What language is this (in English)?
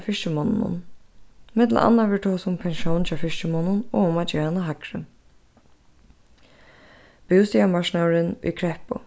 Faroese